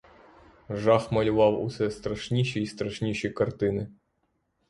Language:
Ukrainian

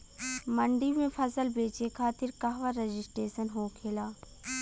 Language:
Bhojpuri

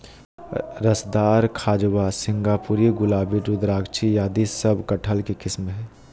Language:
Magahi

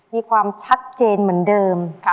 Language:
Thai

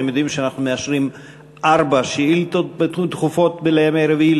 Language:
Hebrew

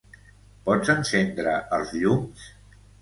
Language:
Catalan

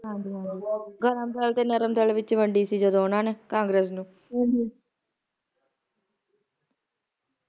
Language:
Punjabi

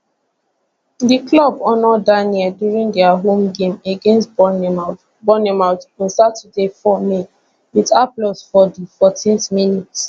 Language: Nigerian Pidgin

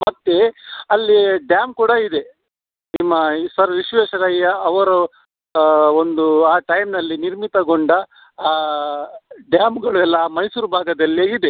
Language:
Kannada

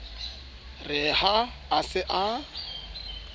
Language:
Southern Sotho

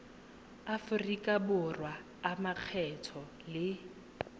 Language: Tswana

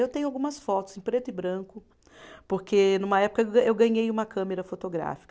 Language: Portuguese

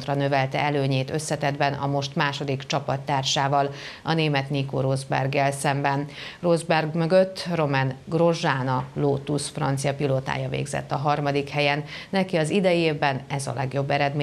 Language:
Hungarian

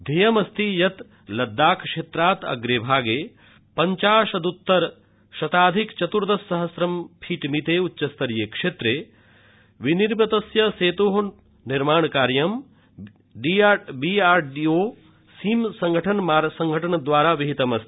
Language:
Sanskrit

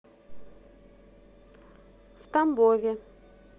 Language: Russian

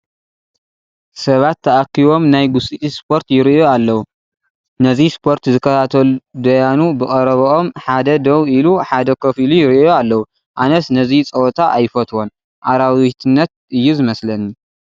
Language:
Tigrinya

